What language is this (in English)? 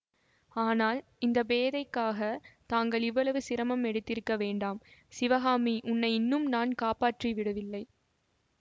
Tamil